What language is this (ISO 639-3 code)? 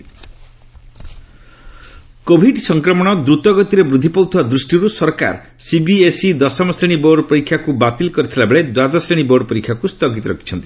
ori